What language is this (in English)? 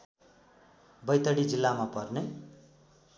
Nepali